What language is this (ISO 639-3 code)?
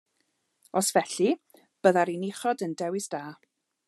cym